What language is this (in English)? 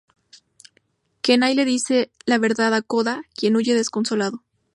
Spanish